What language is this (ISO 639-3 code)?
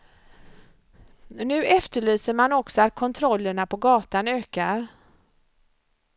swe